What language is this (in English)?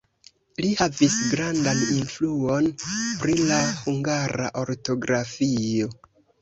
Esperanto